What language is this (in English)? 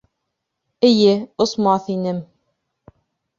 Bashkir